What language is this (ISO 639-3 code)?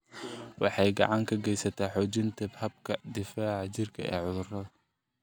som